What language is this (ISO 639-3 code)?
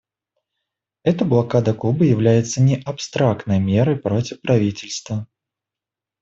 rus